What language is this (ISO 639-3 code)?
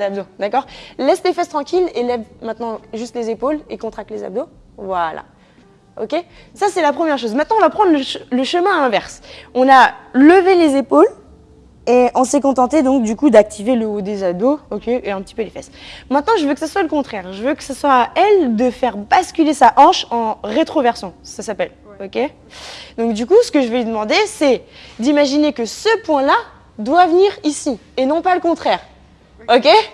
fra